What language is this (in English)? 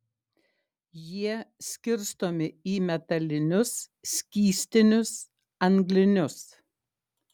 Lithuanian